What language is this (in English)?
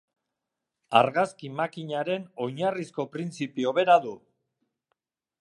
Basque